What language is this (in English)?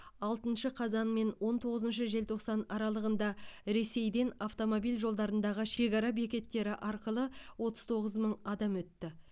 Kazakh